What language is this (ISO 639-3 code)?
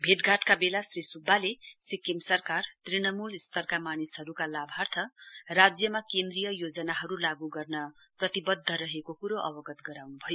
nep